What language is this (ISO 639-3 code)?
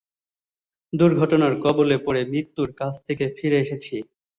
ben